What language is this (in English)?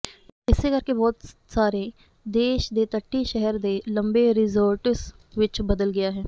Punjabi